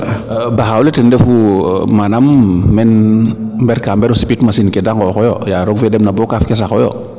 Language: Serer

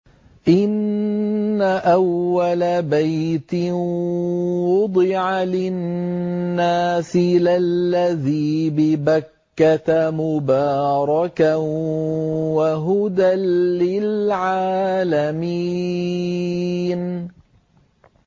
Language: Arabic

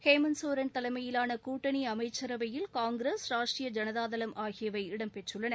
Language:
Tamil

